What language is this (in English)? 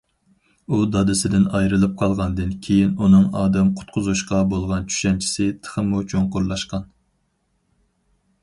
Uyghur